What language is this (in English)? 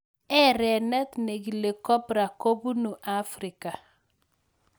Kalenjin